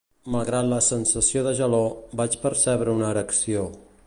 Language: Catalan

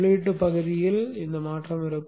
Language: Tamil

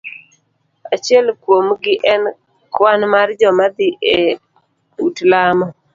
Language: Luo (Kenya and Tanzania)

